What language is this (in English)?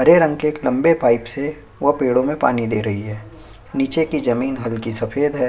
Hindi